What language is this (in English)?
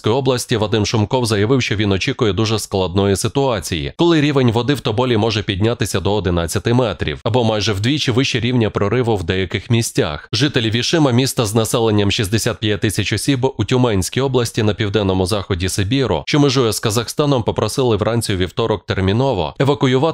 Ukrainian